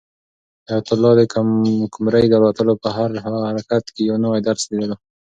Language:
Pashto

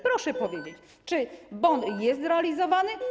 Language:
Polish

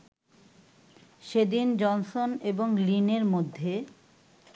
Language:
Bangla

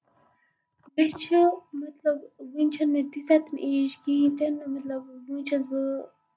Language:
Kashmiri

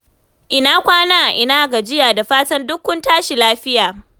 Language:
Hausa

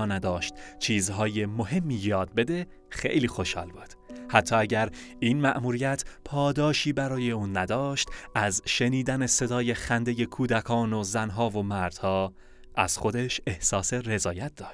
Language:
Persian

